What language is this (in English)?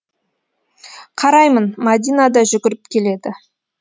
Kazakh